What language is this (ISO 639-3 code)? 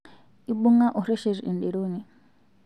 mas